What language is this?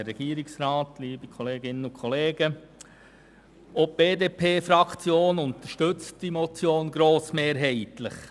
Swiss German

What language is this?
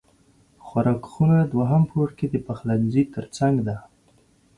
Pashto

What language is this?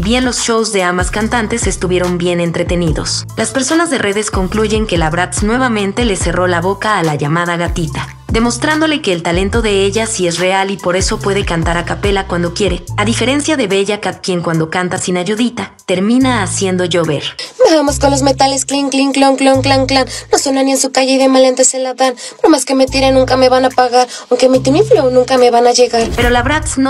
Spanish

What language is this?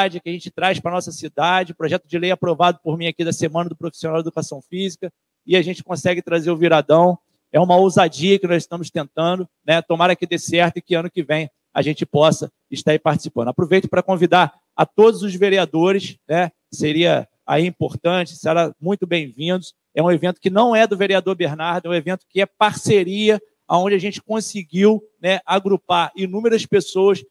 Portuguese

